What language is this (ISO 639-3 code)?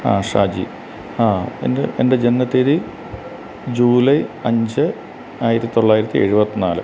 mal